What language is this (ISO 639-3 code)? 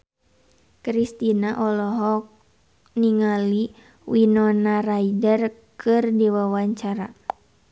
sun